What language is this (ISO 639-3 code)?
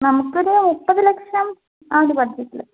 mal